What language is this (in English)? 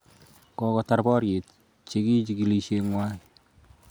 Kalenjin